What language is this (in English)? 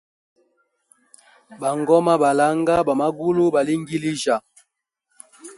Hemba